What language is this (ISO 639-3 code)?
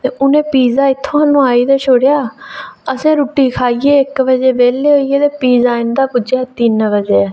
doi